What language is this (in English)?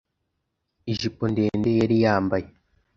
Kinyarwanda